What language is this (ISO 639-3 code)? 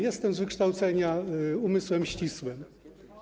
pol